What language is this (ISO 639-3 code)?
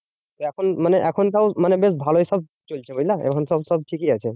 ben